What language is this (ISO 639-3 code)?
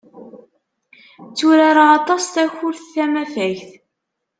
kab